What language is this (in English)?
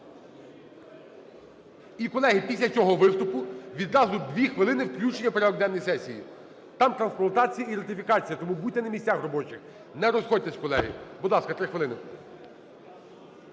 Ukrainian